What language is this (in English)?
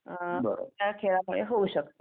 Marathi